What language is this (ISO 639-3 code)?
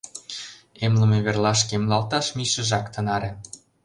chm